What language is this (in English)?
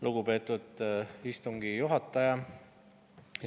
Estonian